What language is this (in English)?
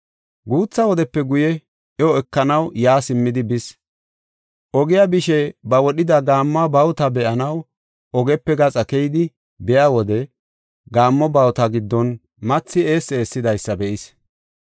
Gofa